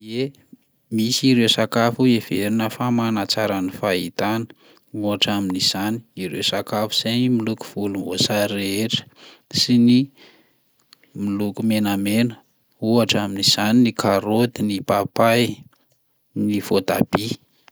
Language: Malagasy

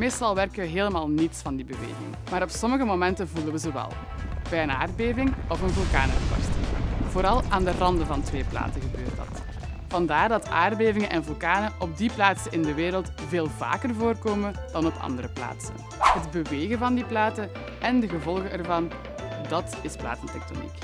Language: Dutch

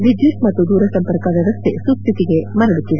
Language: Kannada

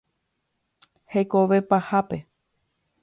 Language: Guarani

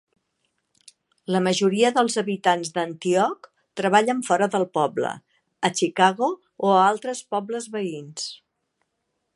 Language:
Catalan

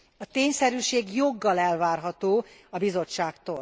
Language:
Hungarian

